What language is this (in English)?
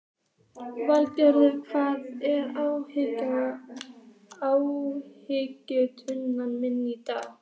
Icelandic